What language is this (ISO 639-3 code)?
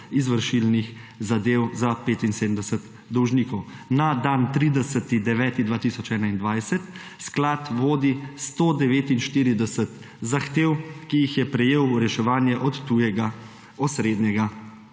slv